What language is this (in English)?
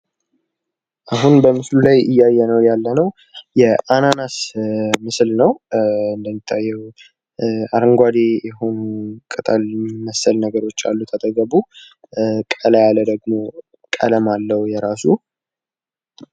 Amharic